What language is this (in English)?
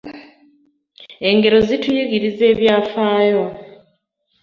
Ganda